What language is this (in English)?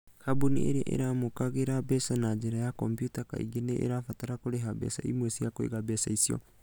Kikuyu